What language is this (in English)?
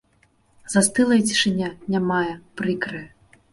Belarusian